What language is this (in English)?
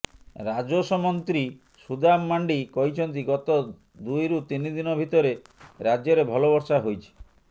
Odia